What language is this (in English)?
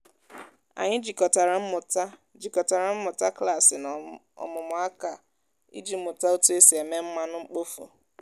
Igbo